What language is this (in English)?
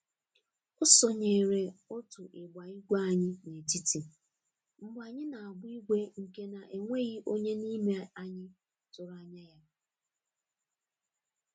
Igbo